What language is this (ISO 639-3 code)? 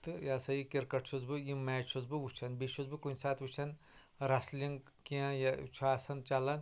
kas